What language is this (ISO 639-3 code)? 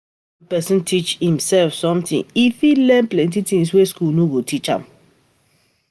pcm